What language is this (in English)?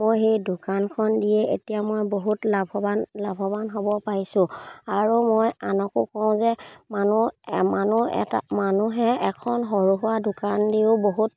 Assamese